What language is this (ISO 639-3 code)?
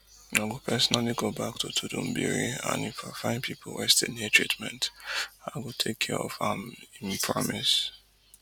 pcm